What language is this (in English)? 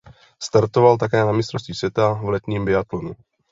Czech